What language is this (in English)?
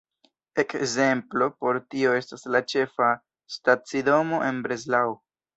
Esperanto